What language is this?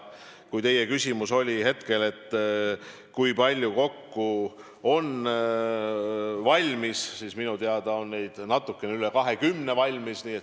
Estonian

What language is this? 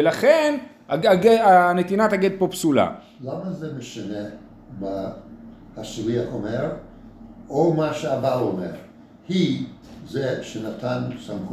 Hebrew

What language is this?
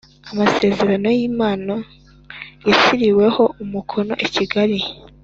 Kinyarwanda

